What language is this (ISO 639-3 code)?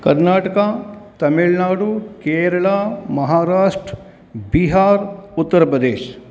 kan